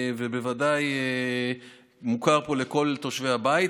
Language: Hebrew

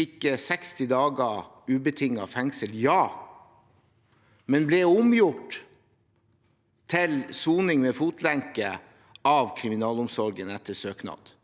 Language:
Norwegian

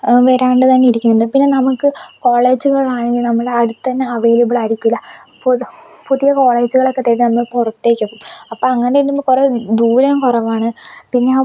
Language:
Malayalam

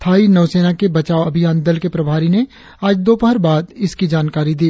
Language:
Hindi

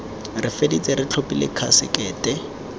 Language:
Tswana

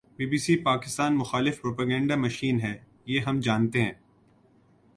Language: Urdu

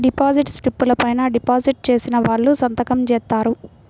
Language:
Telugu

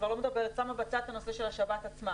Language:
Hebrew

